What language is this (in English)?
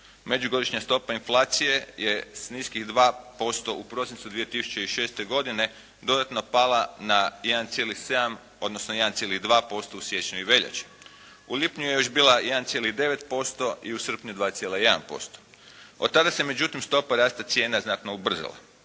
Croatian